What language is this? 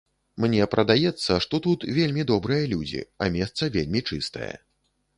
Belarusian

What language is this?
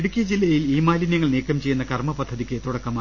Malayalam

